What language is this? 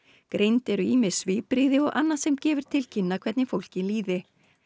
Icelandic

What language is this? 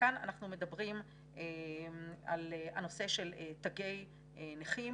Hebrew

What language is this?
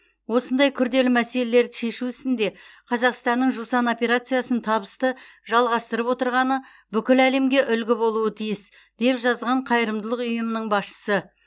Kazakh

